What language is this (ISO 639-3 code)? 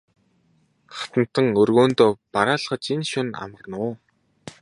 mon